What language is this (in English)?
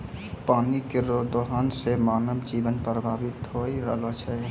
Maithili